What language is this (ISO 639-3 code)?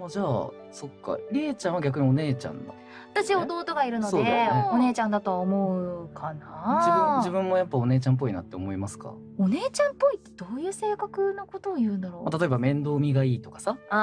jpn